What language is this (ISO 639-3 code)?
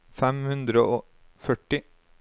nor